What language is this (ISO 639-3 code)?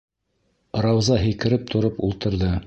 bak